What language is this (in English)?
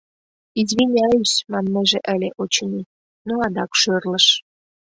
Mari